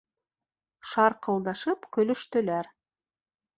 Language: Bashkir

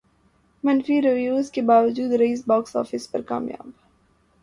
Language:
Urdu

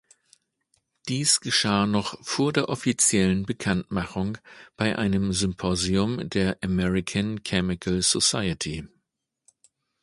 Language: German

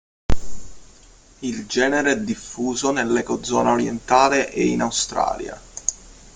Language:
Italian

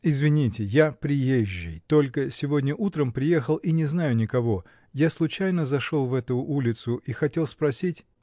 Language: Russian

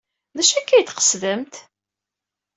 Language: Kabyle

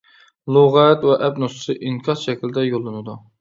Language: Uyghur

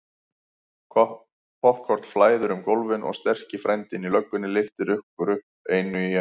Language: Icelandic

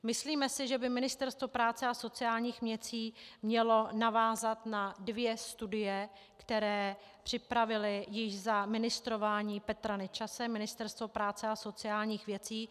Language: Czech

